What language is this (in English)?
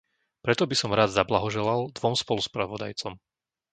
Slovak